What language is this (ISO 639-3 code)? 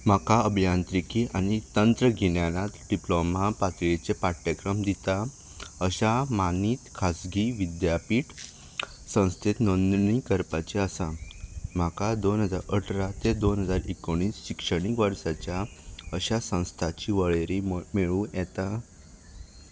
kok